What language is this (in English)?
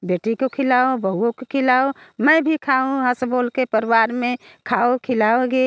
Hindi